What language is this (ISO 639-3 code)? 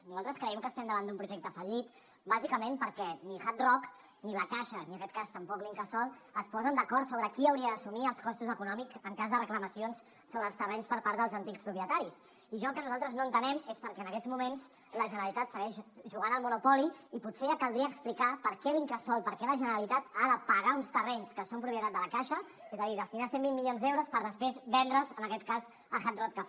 cat